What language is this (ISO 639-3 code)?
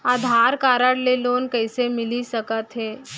hne